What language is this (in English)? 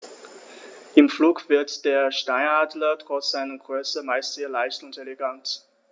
German